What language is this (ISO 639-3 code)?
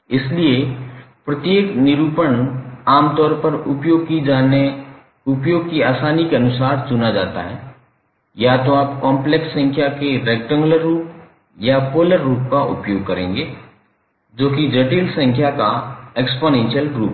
hin